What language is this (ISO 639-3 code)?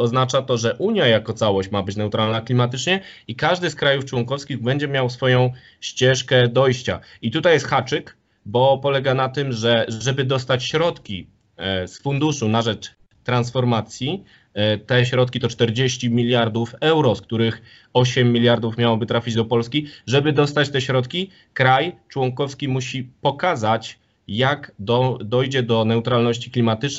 pol